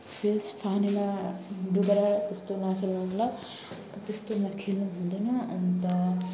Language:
Nepali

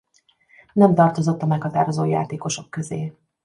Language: Hungarian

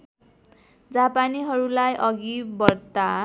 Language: Nepali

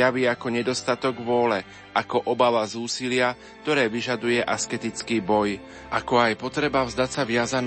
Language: Slovak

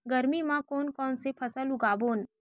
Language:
Chhattisgarhi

